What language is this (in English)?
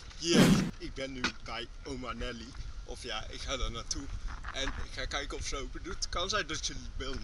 Dutch